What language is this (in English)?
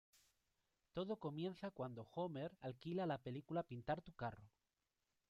Spanish